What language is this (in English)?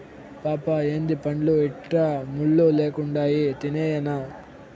Telugu